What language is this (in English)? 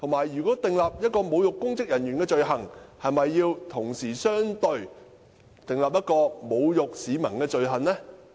Cantonese